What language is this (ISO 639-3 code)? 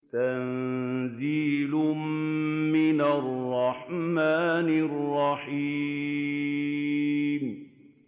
ara